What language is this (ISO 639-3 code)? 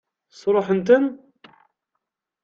kab